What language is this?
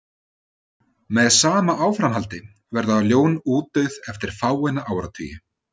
Icelandic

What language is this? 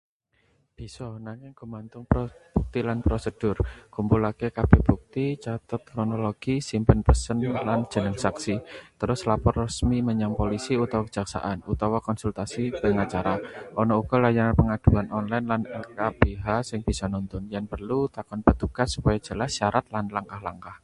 Javanese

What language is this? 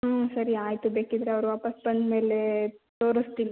Kannada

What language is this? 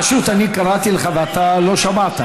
Hebrew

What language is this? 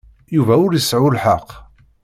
Kabyle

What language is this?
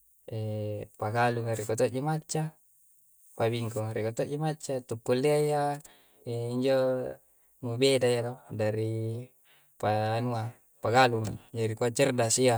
Coastal Konjo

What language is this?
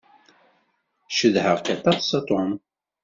Kabyle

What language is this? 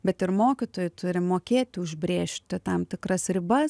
Lithuanian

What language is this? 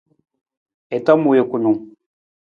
Nawdm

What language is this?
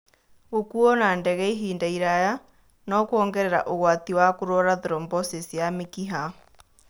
Kikuyu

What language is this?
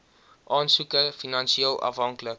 Afrikaans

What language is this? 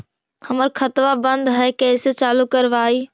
Magahi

